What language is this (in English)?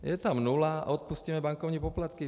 Czech